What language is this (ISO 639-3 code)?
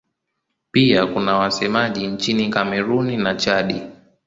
swa